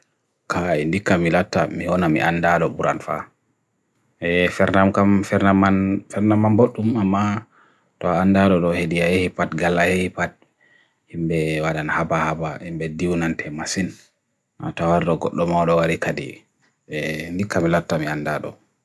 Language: Bagirmi Fulfulde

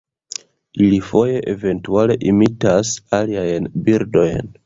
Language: Esperanto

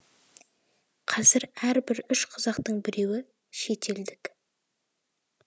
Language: Kazakh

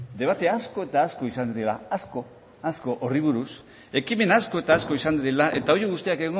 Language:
Basque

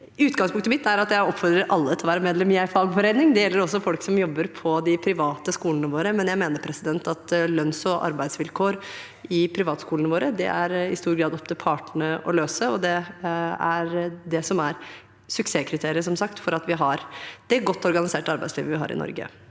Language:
Norwegian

